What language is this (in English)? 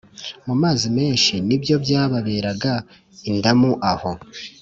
Kinyarwanda